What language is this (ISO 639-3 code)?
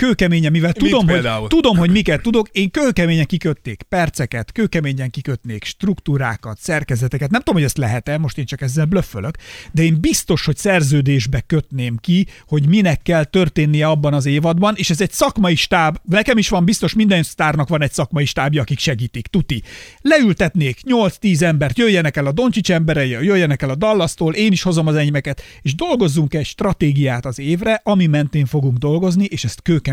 hun